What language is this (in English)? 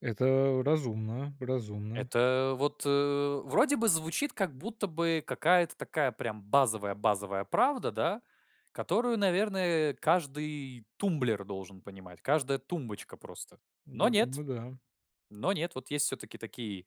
Russian